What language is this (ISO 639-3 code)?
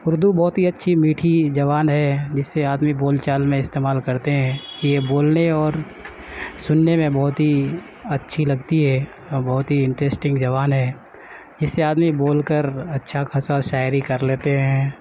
urd